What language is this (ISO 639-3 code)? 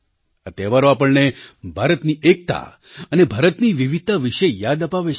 guj